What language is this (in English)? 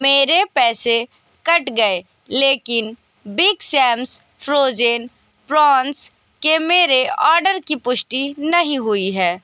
Hindi